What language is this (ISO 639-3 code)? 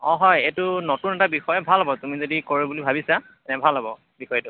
asm